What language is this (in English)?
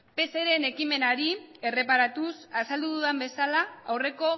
Basque